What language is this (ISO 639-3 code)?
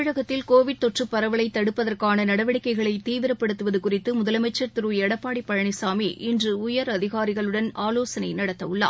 tam